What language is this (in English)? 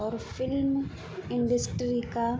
Urdu